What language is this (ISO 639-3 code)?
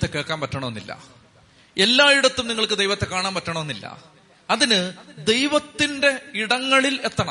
mal